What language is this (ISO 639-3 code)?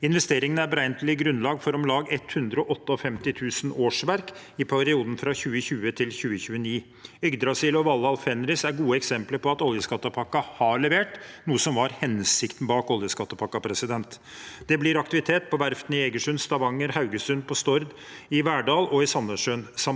nor